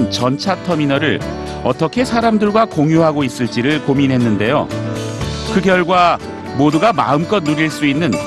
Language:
Korean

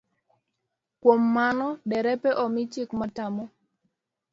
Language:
Luo (Kenya and Tanzania)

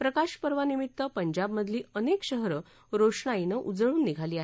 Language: Marathi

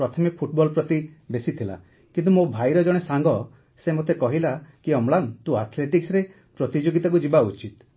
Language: Odia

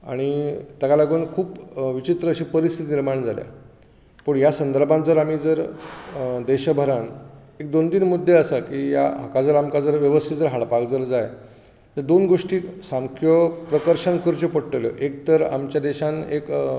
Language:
Konkani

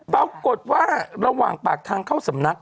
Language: Thai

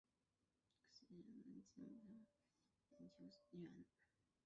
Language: Chinese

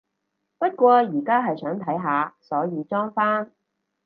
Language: Cantonese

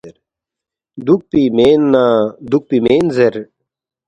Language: Balti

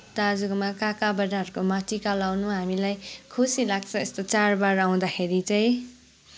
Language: Nepali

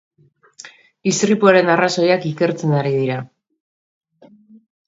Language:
Basque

